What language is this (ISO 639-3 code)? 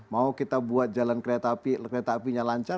ind